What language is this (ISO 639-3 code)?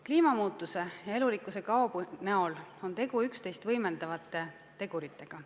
est